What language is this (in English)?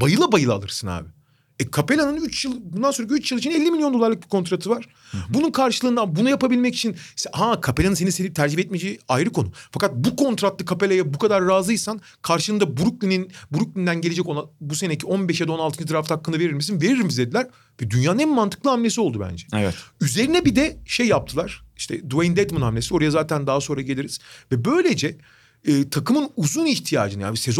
Turkish